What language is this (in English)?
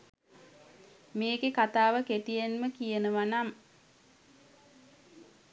Sinhala